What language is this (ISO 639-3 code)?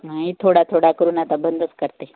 mar